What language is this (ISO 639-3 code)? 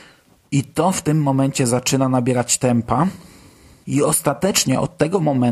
pol